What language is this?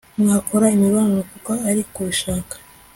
Kinyarwanda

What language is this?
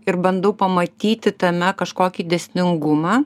Lithuanian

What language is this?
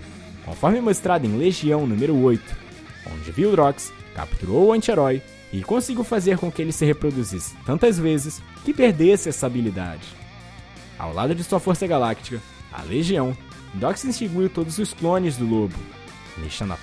Portuguese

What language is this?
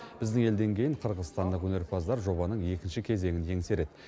Kazakh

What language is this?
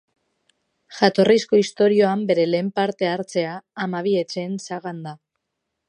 Basque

